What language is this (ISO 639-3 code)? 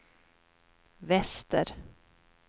swe